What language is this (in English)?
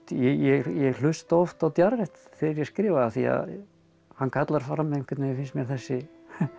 Icelandic